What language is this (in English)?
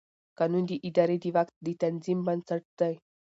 Pashto